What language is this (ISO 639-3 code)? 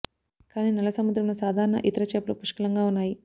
tel